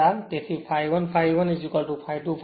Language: Gujarati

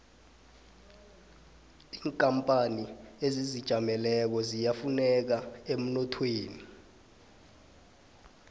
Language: South Ndebele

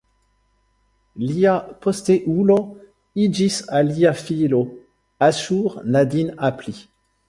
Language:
Esperanto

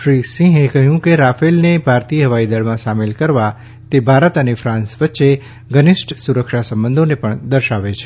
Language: Gujarati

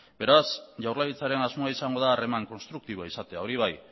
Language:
Basque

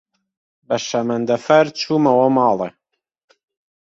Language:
Central Kurdish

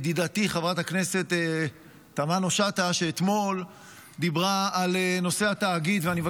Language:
Hebrew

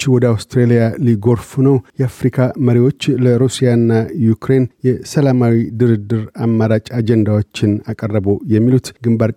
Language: Amharic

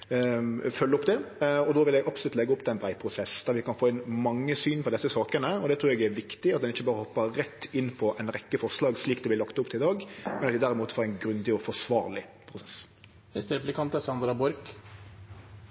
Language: Norwegian Nynorsk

